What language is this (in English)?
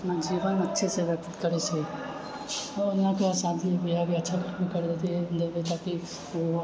Maithili